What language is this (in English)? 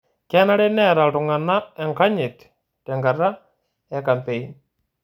Masai